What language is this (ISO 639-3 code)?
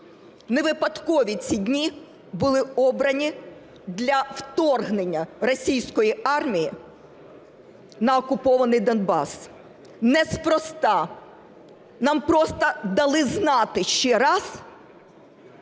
ukr